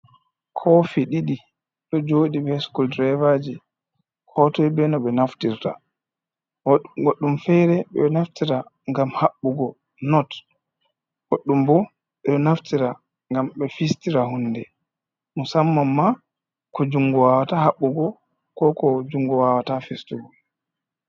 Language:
Fula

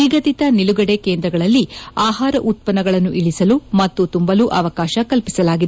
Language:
Kannada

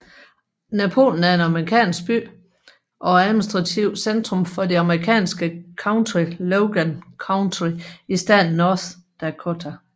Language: Danish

